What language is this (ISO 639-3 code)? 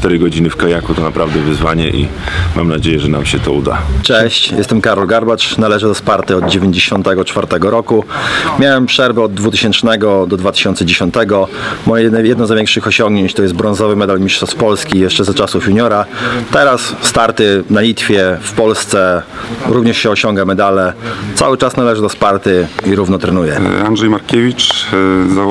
pol